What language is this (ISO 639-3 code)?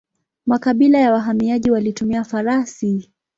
swa